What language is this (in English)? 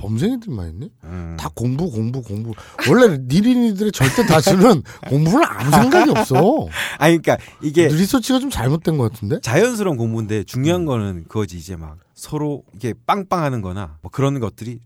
Korean